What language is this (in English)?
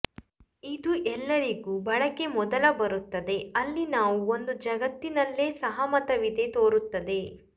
Kannada